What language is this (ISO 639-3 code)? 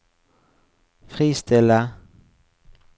nor